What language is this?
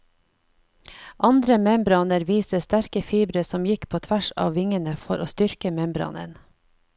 Norwegian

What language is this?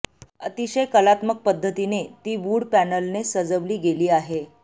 Marathi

